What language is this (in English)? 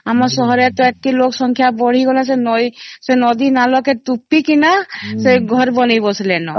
Odia